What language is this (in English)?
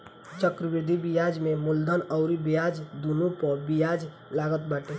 Bhojpuri